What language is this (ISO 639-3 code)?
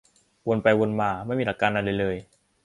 tha